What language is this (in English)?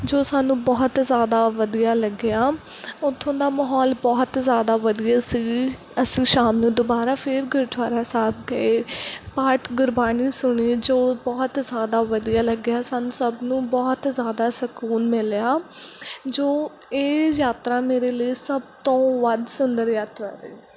Punjabi